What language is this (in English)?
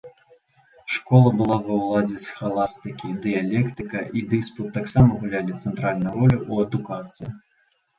Belarusian